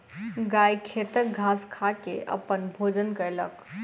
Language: Maithili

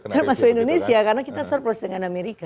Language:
Indonesian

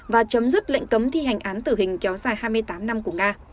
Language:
Vietnamese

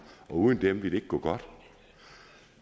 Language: Danish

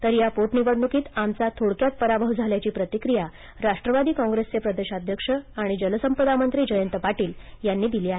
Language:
Marathi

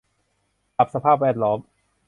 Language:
Thai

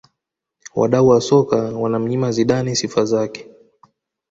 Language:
Swahili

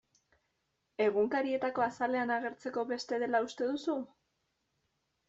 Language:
Basque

